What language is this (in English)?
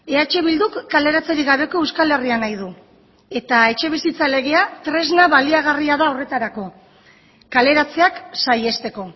Basque